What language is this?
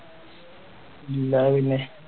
Malayalam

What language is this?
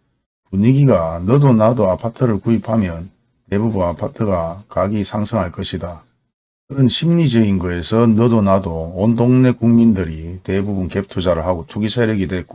Korean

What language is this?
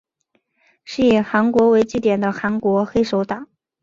Chinese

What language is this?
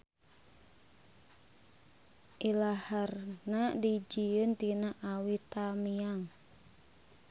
Sundanese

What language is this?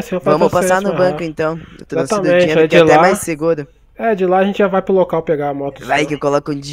Portuguese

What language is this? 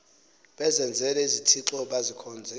Xhosa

